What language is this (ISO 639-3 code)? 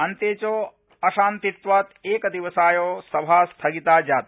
san